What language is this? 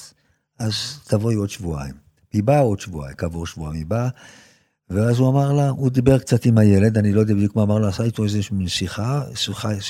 Hebrew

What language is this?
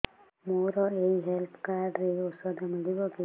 Odia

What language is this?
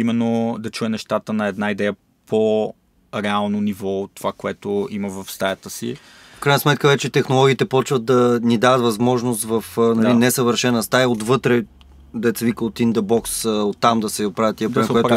Bulgarian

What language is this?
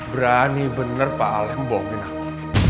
Indonesian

